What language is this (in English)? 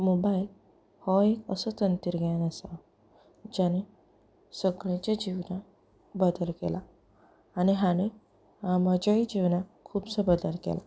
Konkani